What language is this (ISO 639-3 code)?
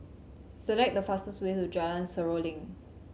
eng